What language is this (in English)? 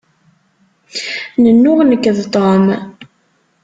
Kabyle